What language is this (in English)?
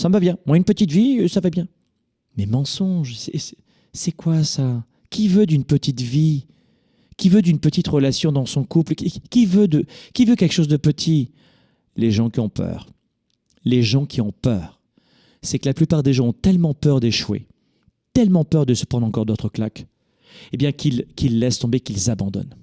French